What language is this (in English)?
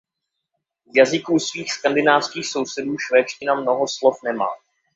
Czech